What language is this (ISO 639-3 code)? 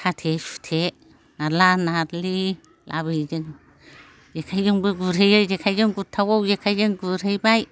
brx